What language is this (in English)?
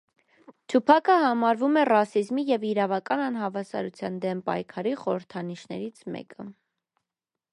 Armenian